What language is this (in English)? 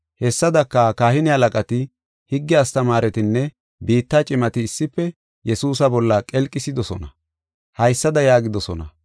Gofa